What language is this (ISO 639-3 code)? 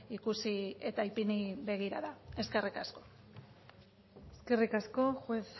eus